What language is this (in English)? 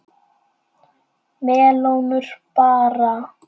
Icelandic